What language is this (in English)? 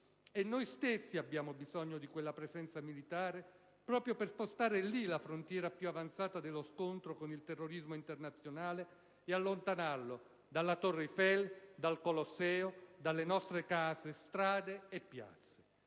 Italian